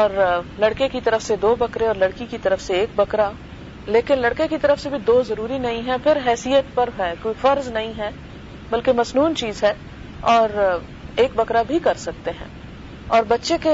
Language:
Urdu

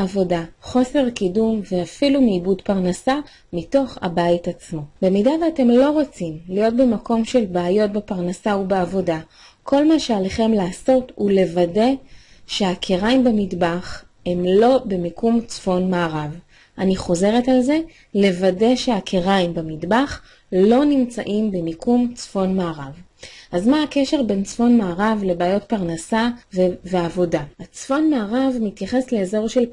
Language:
Hebrew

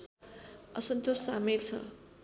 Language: Nepali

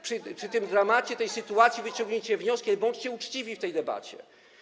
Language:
Polish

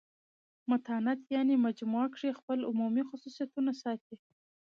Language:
Pashto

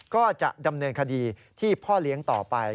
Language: Thai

